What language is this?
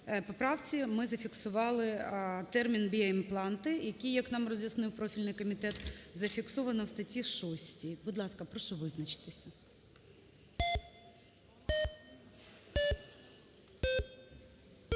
Ukrainian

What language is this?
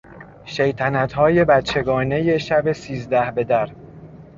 Persian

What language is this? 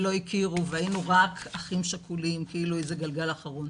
Hebrew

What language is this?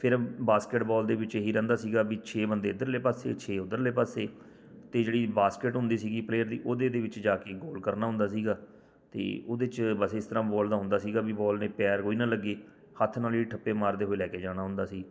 Punjabi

